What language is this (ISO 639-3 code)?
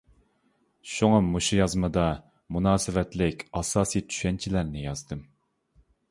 uig